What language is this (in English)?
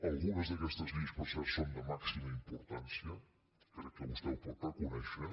Catalan